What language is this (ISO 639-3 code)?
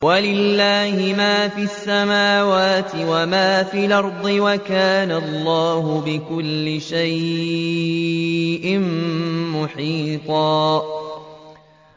ara